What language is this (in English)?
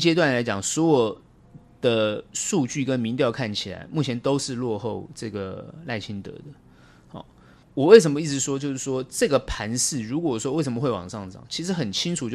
Chinese